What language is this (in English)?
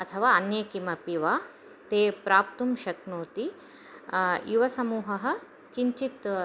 Sanskrit